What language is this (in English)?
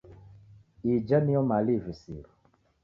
Taita